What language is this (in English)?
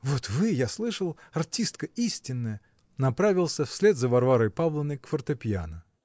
Russian